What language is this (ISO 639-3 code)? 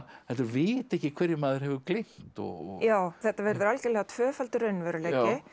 isl